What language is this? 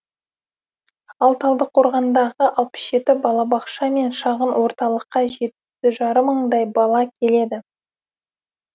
Kazakh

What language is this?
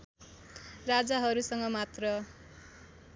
Nepali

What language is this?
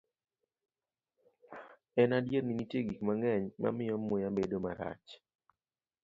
Luo (Kenya and Tanzania)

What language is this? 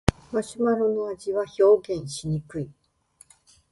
Japanese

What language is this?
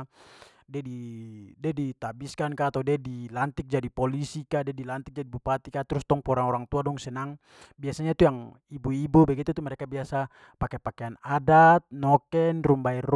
Papuan Malay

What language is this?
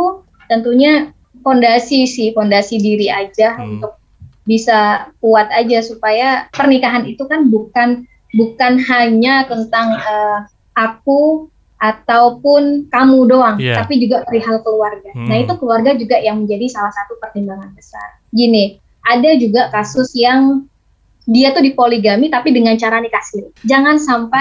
Indonesian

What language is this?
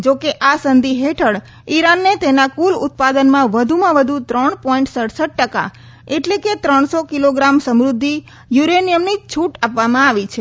Gujarati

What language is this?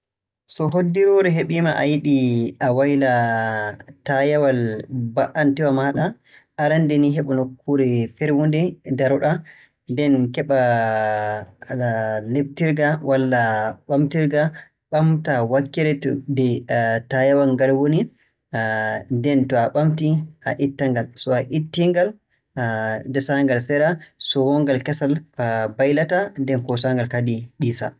Borgu Fulfulde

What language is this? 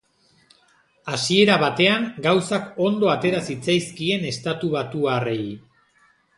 Basque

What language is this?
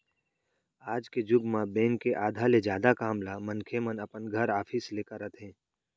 Chhattisgarhi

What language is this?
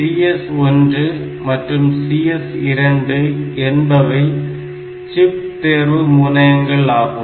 Tamil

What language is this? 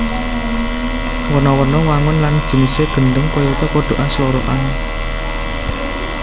Javanese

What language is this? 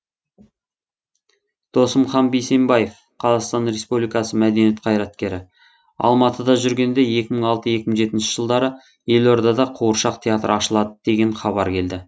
Kazakh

